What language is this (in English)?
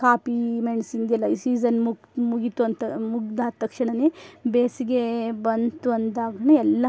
Kannada